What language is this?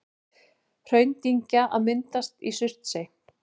Icelandic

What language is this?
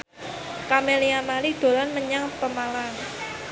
Javanese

